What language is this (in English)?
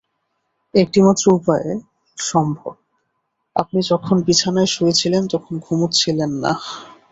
Bangla